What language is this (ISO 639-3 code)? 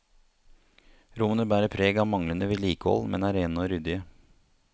nor